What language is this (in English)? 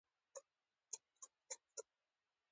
Pashto